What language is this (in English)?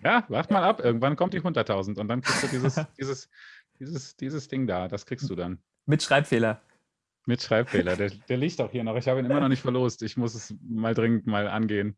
German